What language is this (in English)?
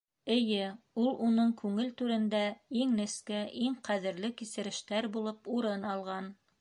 Bashkir